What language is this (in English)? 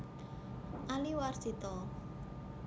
Javanese